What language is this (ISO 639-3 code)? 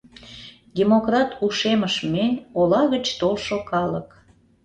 chm